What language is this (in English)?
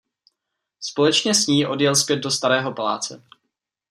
Czech